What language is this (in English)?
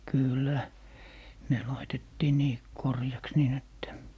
Finnish